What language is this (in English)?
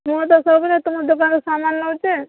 Odia